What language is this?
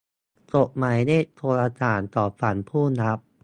Thai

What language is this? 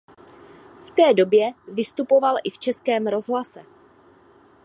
Czech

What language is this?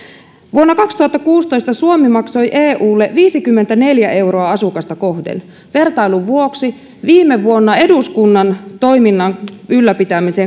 Finnish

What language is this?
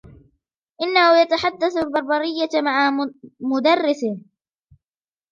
Arabic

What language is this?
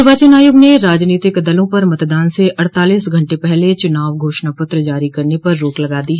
Hindi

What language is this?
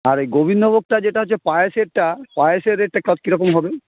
Bangla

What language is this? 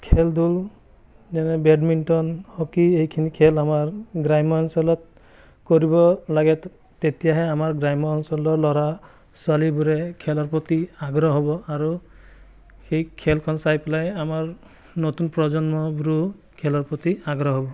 Assamese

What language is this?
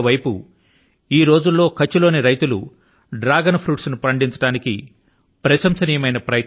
Telugu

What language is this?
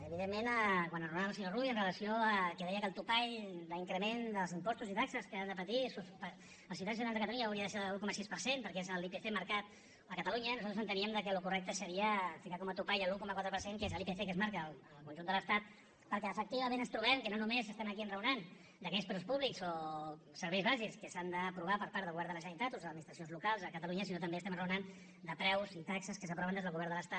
Catalan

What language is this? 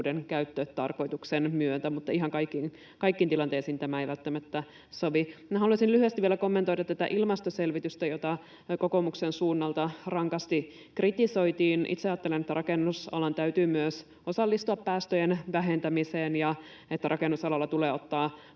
Finnish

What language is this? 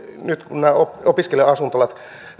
Finnish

